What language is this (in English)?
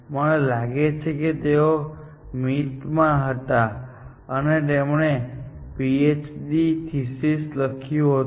Gujarati